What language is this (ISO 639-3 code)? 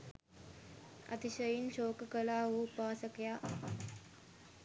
sin